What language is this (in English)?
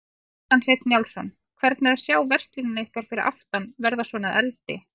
Icelandic